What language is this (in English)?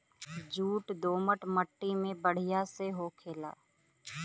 Bhojpuri